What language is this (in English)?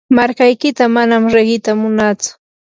Yanahuanca Pasco Quechua